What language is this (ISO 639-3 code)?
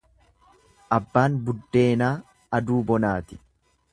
orm